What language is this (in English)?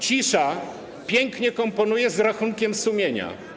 Polish